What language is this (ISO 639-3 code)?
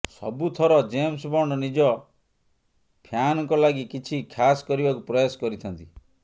ori